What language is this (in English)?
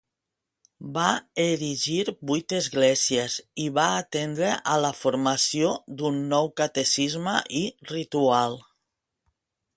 Catalan